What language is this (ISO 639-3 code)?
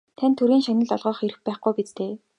mon